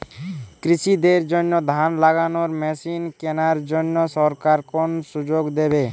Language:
Bangla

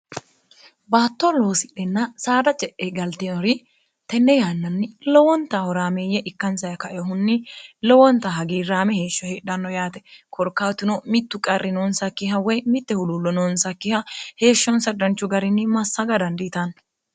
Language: Sidamo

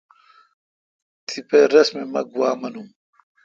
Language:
Kalkoti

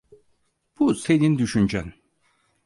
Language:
Turkish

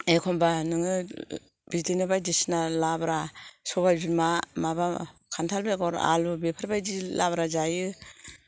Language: Bodo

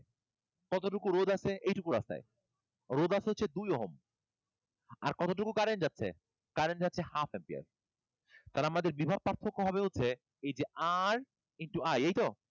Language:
Bangla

